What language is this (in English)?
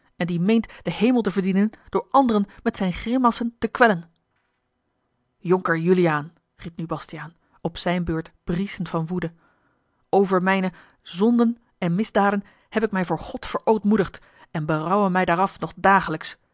Dutch